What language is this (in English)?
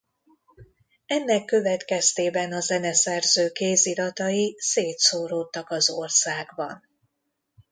Hungarian